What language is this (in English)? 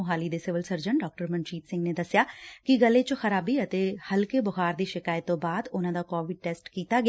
Punjabi